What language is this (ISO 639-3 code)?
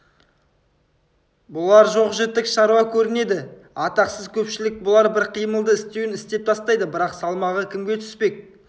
kaz